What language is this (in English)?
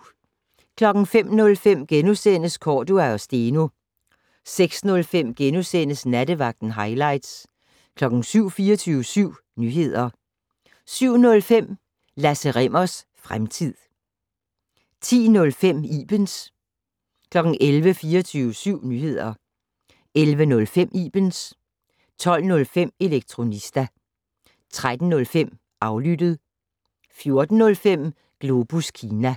Danish